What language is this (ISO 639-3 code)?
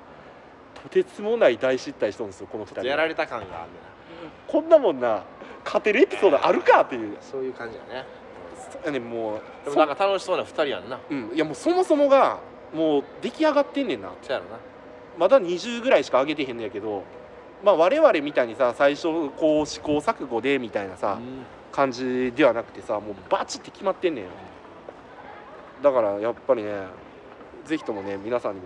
jpn